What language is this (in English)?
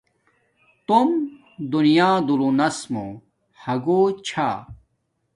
Domaaki